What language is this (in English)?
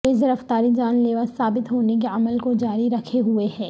Urdu